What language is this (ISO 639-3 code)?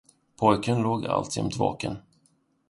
swe